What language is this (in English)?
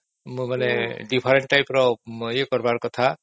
Odia